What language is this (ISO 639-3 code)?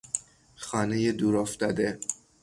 fas